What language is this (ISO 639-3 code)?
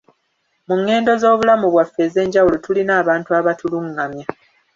lug